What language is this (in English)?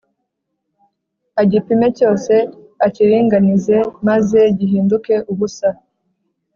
Kinyarwanda